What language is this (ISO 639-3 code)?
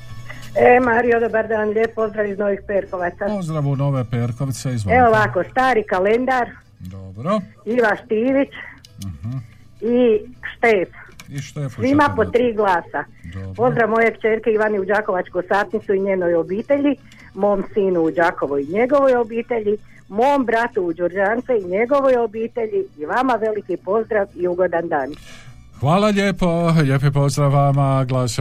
hrv